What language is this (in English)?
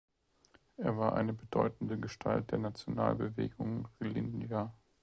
German